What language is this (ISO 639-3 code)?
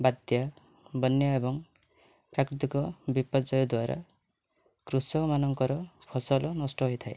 ori